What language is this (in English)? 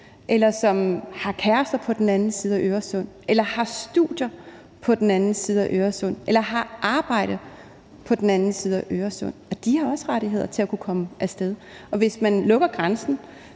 Danish